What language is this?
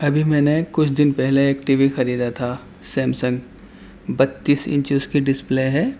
Urdu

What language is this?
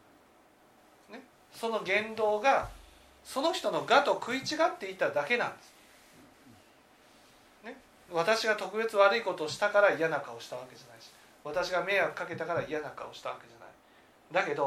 Japanese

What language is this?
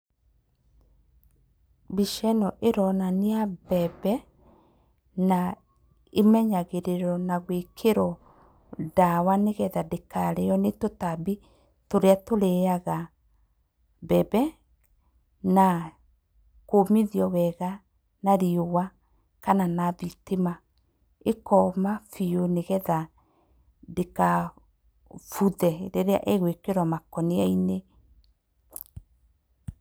Kikuyu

